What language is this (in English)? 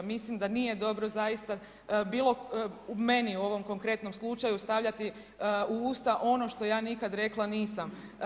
Croatian